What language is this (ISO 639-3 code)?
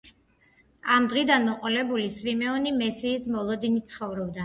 kat